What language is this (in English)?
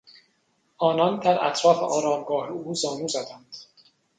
Persian